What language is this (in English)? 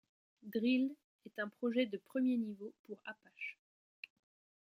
French